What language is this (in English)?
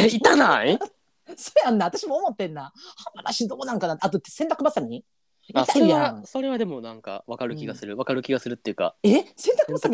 Japanese